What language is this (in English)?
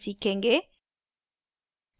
Hindi